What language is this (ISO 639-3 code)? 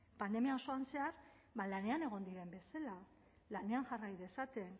eus